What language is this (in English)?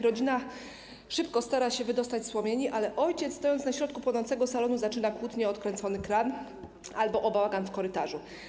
Polish